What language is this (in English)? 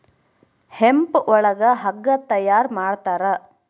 Kannada